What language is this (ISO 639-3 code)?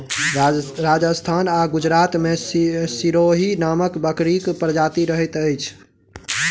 mai